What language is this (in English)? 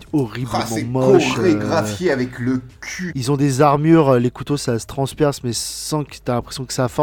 French